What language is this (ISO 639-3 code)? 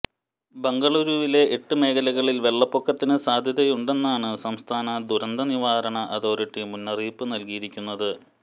mal